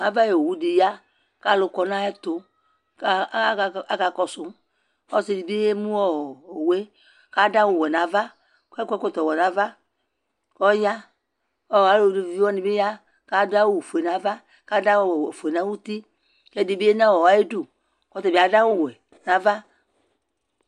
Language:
Ikposo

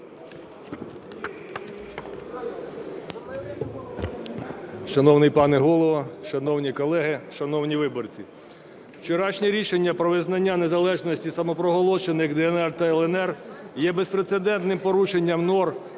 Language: Ukrainian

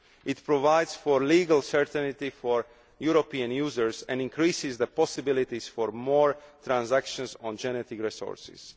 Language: English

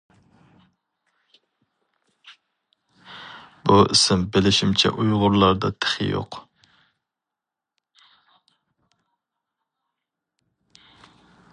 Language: Uyghur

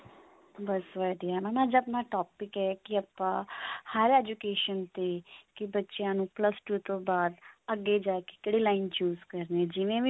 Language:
Punjabi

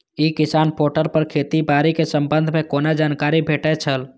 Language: Maithili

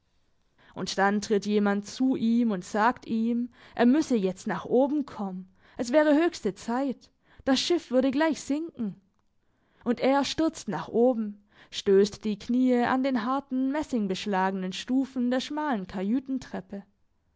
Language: German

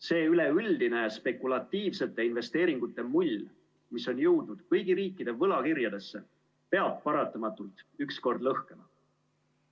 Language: Estonian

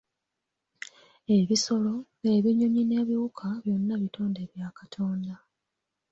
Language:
Ganda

